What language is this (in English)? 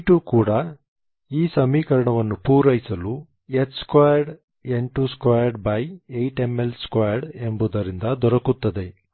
Kannada